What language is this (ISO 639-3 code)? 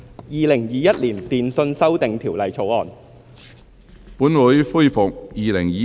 yue